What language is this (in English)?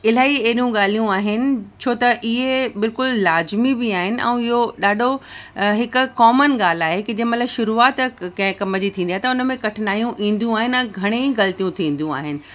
Sindhi